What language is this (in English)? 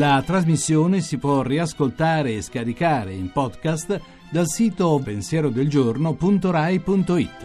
Italian